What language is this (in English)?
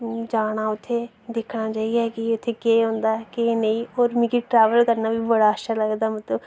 Dogri